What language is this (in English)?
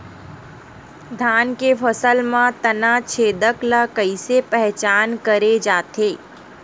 Chhattisgarhi